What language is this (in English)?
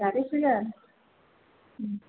Hindi